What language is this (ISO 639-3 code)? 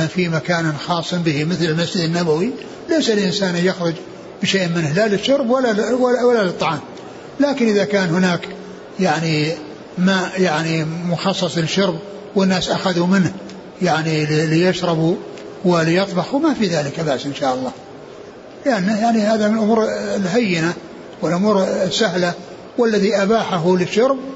ara